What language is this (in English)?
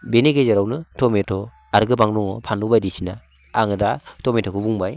Bodo